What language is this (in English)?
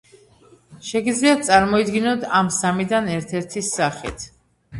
Georgian